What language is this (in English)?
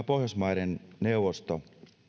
Finnish